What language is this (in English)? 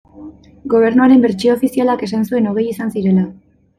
Basque